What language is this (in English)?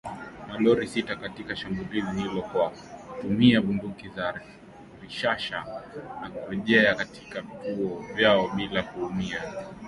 Swahili